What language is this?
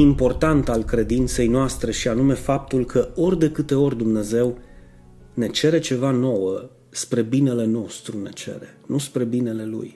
Romanian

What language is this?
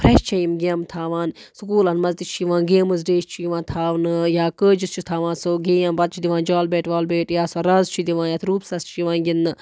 Kashmiri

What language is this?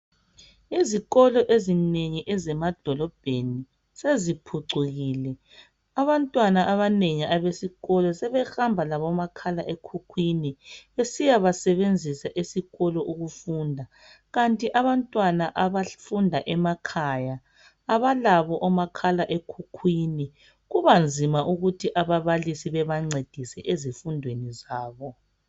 North Ndebele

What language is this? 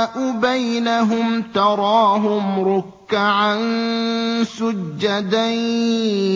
Arabic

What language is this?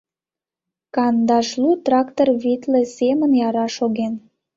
Mari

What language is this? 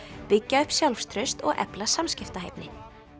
Icelandic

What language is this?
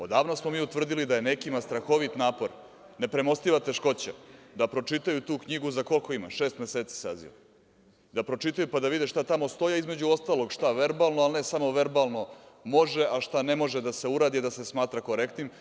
Serbian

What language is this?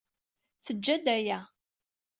Kabyle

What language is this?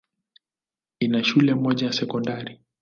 Swahili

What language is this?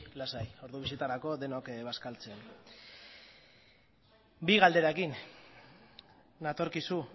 Basque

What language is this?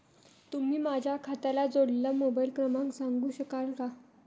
Marathi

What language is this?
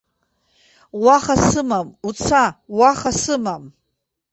Abkhazian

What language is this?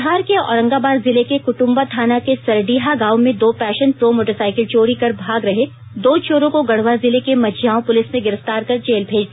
Hindi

